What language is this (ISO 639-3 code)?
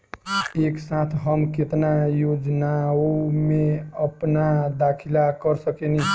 bho